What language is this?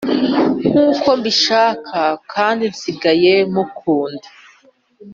Kinyarwanda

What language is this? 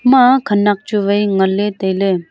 Wancho Naga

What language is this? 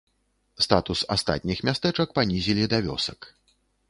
Belarusian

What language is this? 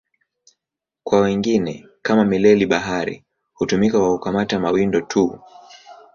Swahili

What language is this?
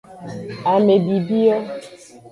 Aja (Benin)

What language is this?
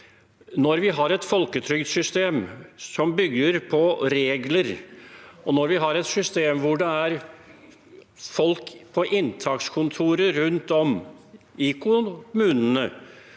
Norwegian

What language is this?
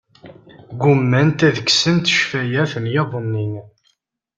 Kabyle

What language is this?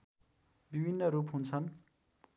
Nepali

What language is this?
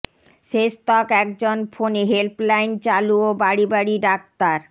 Bangla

